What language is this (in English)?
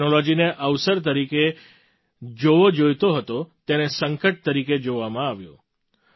Gujarati